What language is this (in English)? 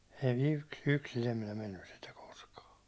Finnish